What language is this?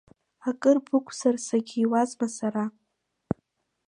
Abkhazian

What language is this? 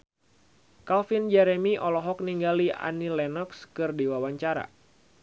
Sundanese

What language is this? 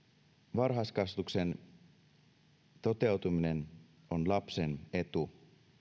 Finnish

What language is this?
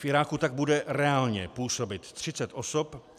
Czech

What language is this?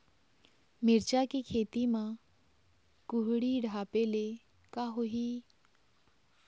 Chhattisgarhi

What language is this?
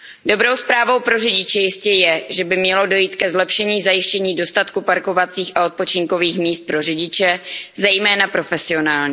Czech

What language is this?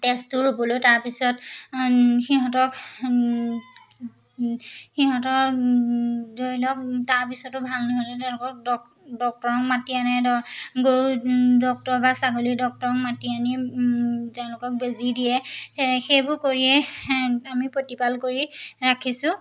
Assamese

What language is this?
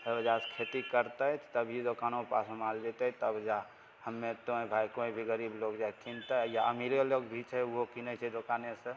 Maithili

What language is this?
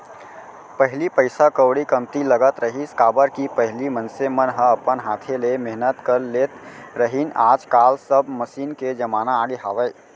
Chhattisgarhi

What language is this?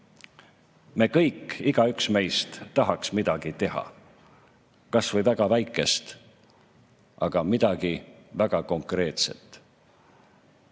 Estonian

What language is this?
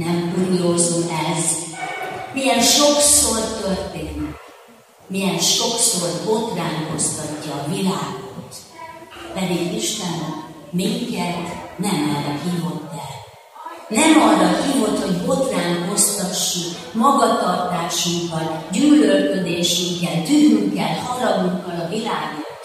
Hungarian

